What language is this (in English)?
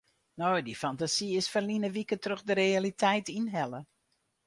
Western Frisian